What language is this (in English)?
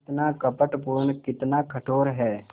Hindi